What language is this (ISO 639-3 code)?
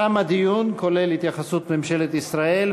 heb